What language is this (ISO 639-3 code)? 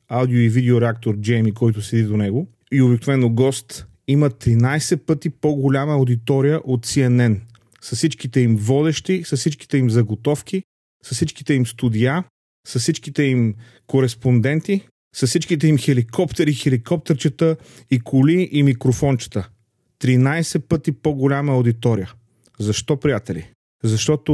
bul